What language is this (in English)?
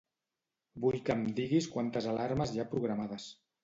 Catalan